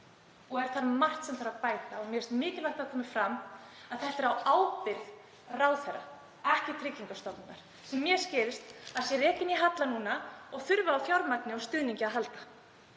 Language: Icelandic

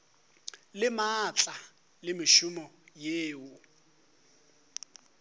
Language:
Northern Sotho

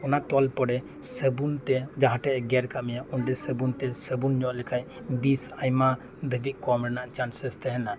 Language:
Santali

